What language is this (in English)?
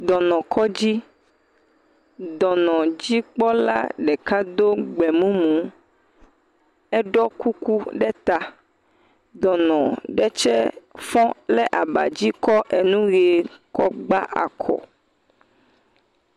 Ewe